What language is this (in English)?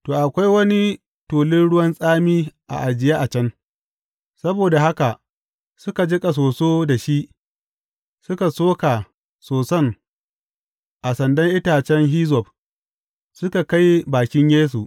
Hausa